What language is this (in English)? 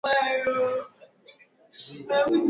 Swahili